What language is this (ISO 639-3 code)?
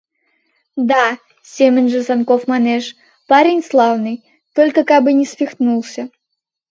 chm